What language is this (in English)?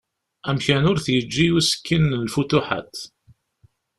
Kabyle